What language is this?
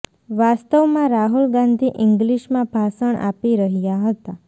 Gujarati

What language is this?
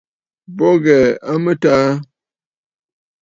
Bafut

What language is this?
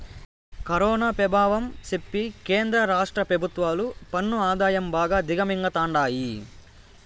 Telugu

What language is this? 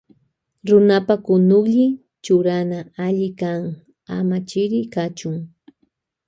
Loja Highland Quichua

